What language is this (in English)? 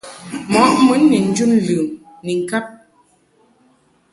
Mungaka